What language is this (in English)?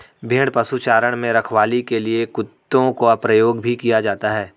Hindi